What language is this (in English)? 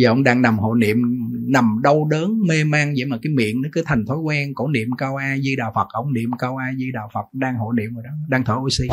Vietnamese